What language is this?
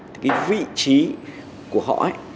Vietnamese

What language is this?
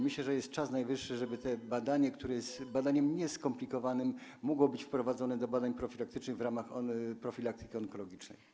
Polish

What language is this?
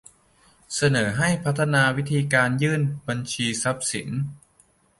Thai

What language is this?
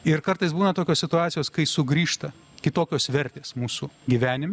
Lithuanian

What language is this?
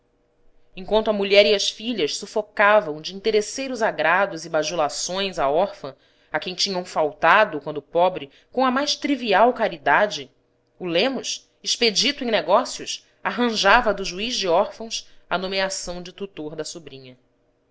Portuguese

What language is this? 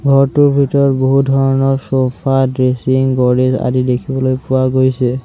Assamese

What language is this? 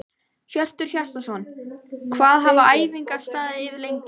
Icelandic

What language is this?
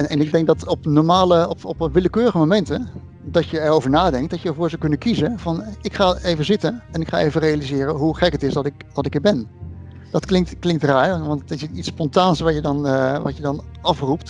Dutch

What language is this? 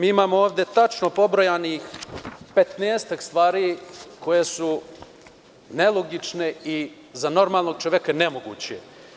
Serbian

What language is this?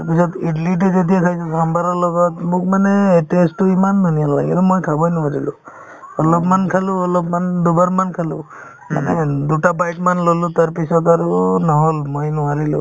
Assamese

